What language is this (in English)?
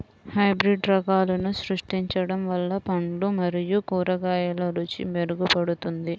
Telugu